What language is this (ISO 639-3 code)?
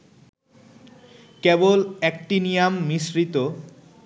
ben